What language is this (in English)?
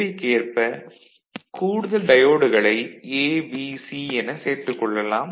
Tamil